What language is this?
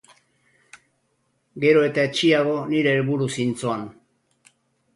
Basque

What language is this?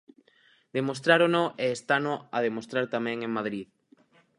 Galician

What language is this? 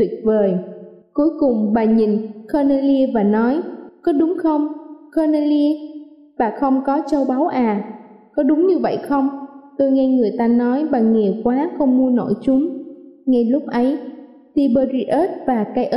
Vietnamese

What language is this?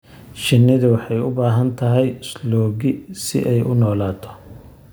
Somali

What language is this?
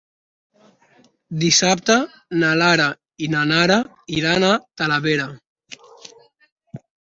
Catalan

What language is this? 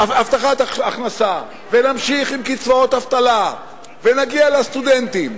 Hebrew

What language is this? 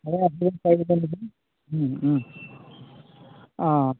Assamese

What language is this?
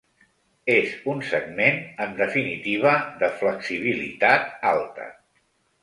Catalan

